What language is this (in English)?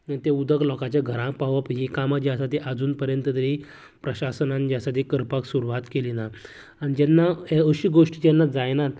Konkani